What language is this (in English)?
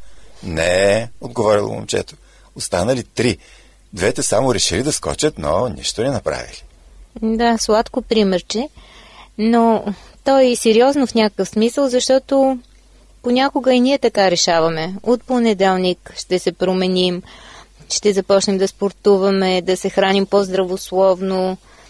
Bulgarian